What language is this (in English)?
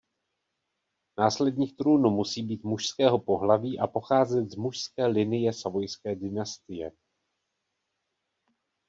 Czech